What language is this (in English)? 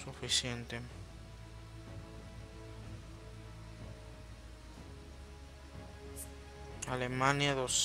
Spanish